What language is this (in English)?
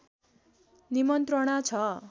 Nepali